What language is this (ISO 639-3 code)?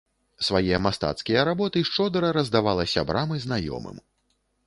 bel